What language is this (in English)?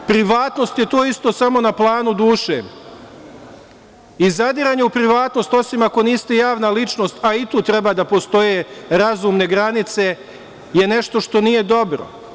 Serbian